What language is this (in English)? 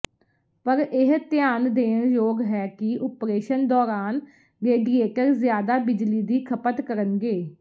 Punjabi